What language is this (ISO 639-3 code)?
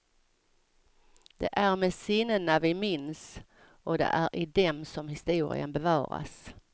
swe